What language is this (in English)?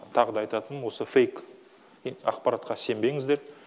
Kazakh